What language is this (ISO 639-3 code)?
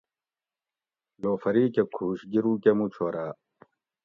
gwc